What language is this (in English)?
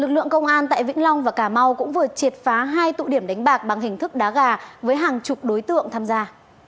Vietnamese